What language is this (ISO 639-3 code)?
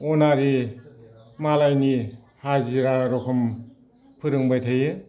brx